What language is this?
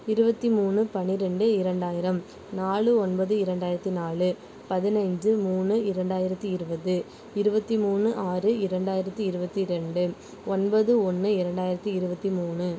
Tamil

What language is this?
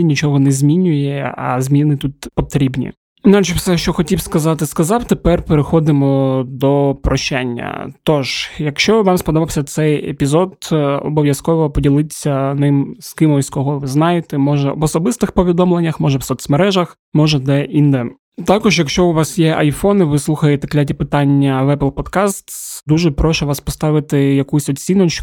Ukrainian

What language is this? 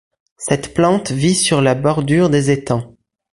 French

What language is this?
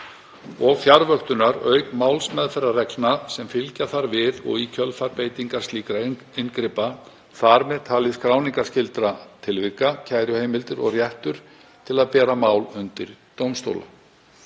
Icelandic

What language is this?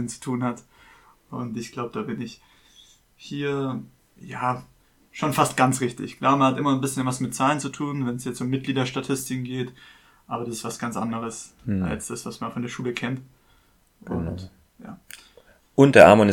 German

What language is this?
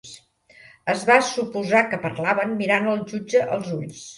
Catalan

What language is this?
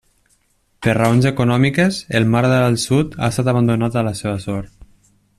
Catalan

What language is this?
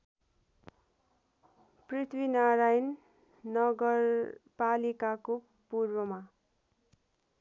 Nepali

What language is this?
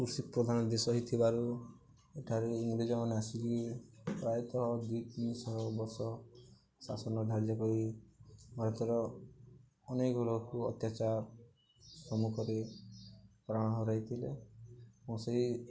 Odia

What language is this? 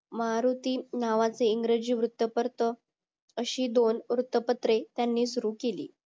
Marathi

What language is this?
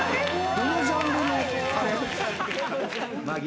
Japanese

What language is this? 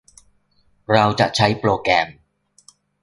Thai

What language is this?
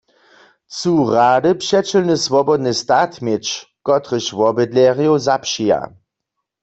Upper Sorbian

